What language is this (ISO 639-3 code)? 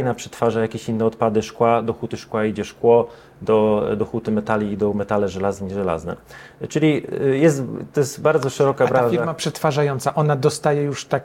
pol